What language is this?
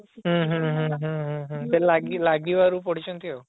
Odia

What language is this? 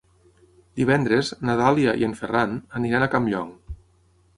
Catalan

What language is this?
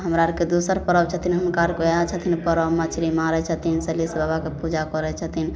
Maithili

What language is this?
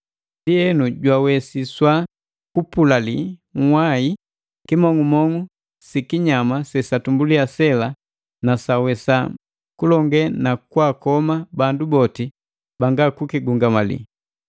Matengo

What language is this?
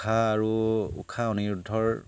Assamese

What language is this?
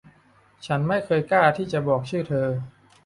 Thai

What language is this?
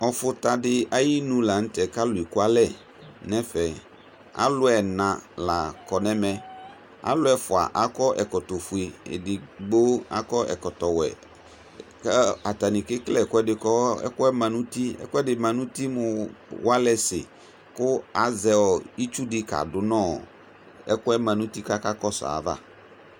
Ikposo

